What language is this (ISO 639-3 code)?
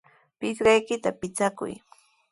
qws